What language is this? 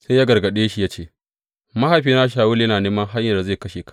Hausa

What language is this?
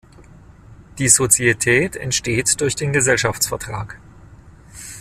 German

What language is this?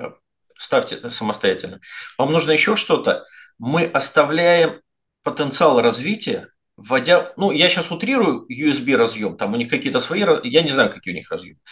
Russian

